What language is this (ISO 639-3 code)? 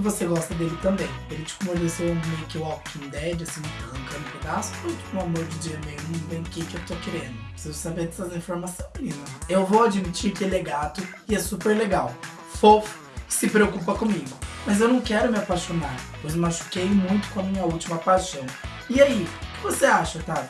por